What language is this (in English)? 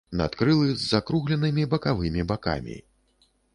Belarusian